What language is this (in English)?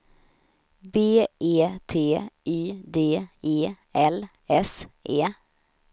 Swedish